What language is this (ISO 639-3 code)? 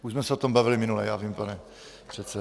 ces